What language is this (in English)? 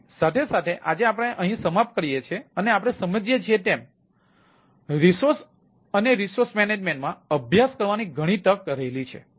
Gujarati